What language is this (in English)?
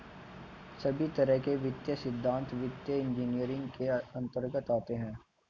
Hindi